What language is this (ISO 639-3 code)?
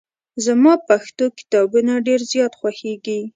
pus